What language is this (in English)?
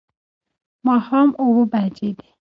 Pashto